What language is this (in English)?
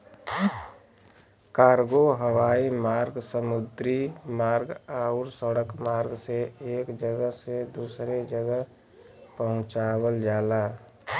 Bhojpuri